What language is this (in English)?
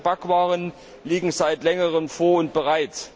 German